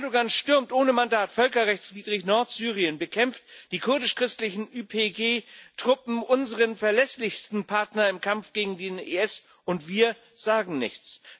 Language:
German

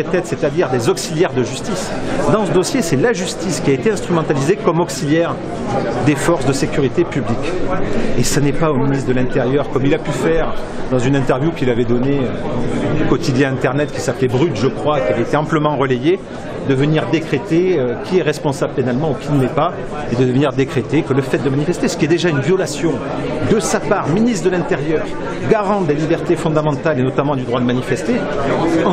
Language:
French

